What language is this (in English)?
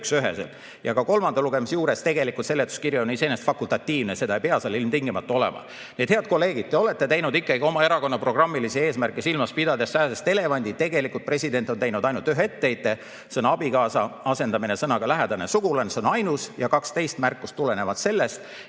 Estonian